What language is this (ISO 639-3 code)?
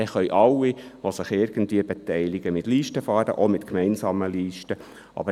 gsw